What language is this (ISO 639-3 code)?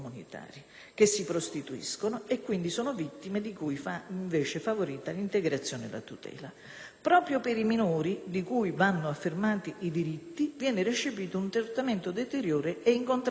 ita